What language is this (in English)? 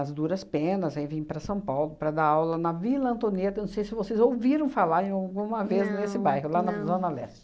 Portuguese